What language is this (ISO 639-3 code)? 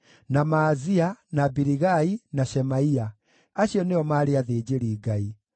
kik